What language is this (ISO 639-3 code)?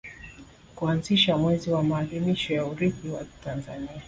swa